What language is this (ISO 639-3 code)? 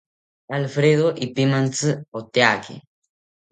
cpy